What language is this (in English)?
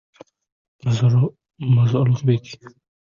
Uzbek